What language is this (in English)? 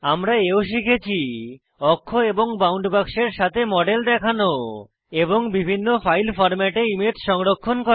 Bangla